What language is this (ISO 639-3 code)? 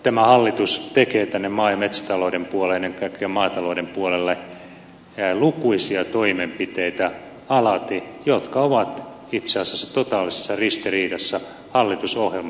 fin